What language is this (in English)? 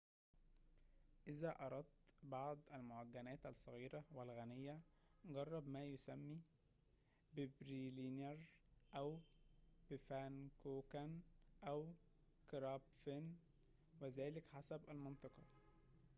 Arabic